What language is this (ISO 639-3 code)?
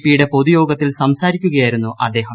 mal